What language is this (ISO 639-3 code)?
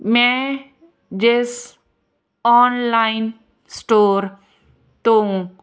pan